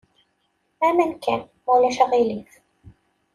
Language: Kabyle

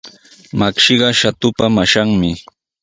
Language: Sihuas Ancash Quechua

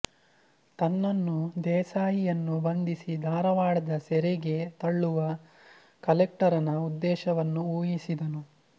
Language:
Kannada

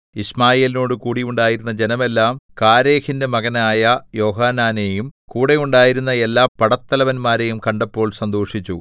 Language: Malayalam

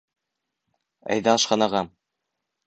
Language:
Bashkir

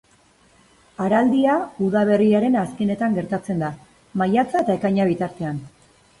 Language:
Basque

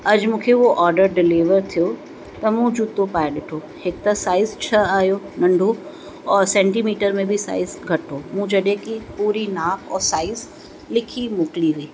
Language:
Sindhi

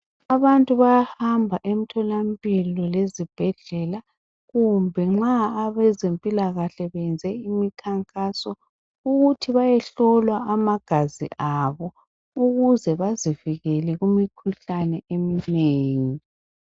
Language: North Ndebele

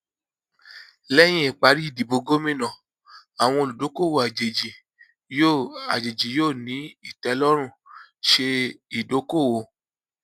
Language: Yoruba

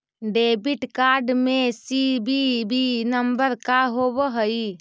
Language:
Magahi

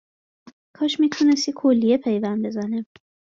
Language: Persian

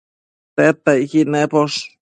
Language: Matsés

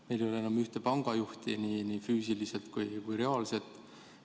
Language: Estonian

